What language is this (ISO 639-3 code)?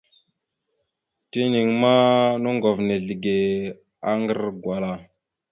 mxu